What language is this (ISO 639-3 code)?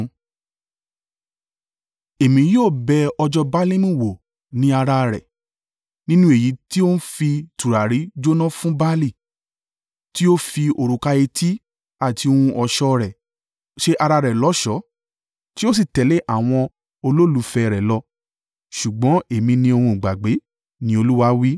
yor